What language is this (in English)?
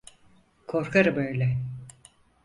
Turkish